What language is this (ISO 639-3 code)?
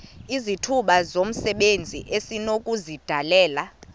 xho